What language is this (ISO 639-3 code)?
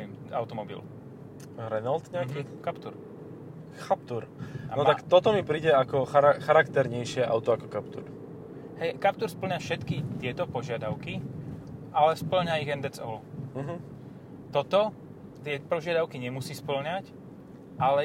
slk